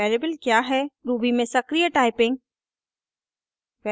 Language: Hindi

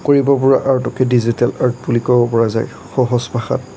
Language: Assamese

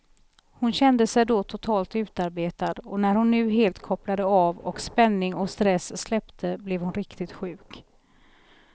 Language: Swedish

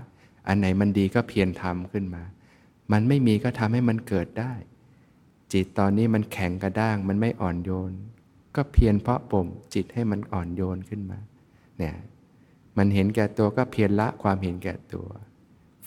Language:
Thai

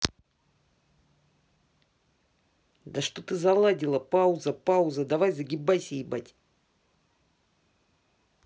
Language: Russian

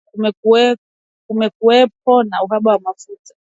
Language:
Swahili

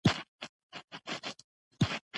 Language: Pashto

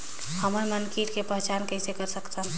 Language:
Chhattisgarhi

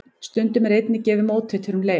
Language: Icelandic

